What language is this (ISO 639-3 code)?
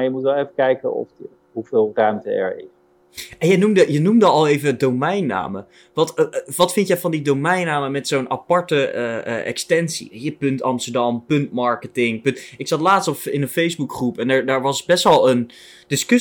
nld